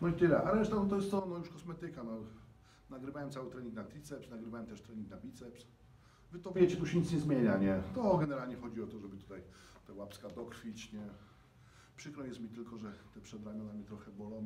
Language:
Polish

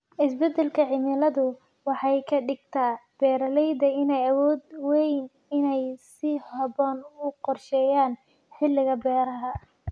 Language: Somali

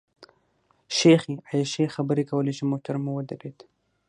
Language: Pashto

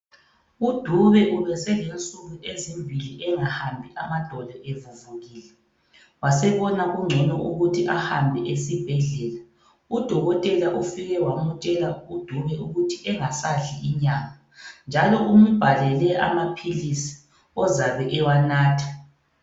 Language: North Ndebele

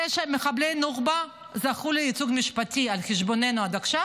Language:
Hebrew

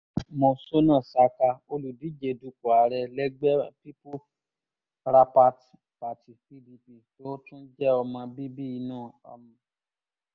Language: Yoruba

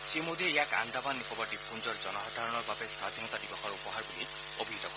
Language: Assamese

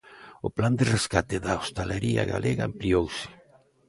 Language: Galician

